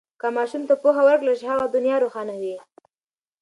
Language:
Pashto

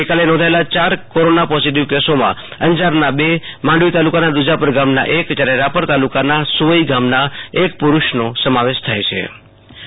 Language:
Gujarati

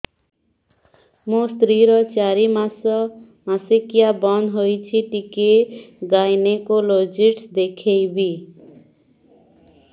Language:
Odia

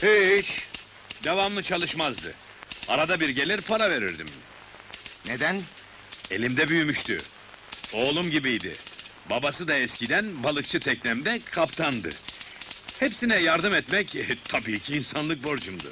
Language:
Turkish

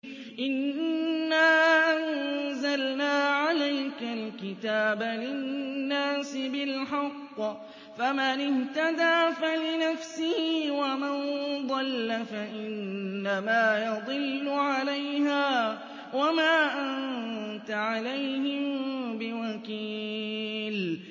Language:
Arabic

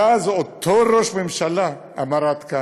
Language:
Hebrew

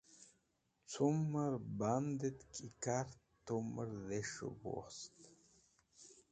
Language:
Wakhi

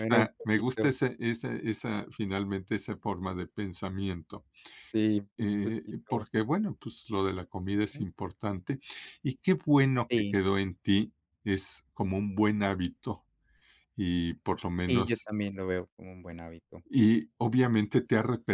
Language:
Spanish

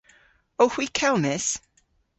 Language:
Cornish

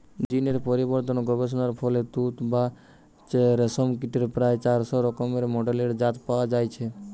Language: Bangla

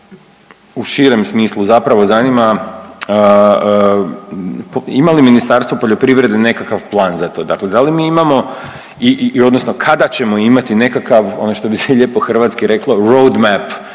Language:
Croatian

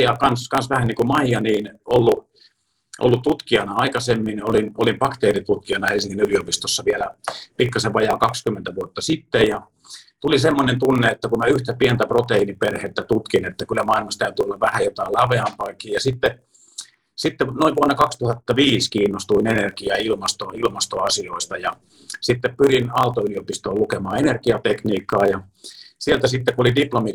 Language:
Finnish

